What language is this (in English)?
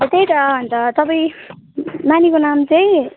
Nepali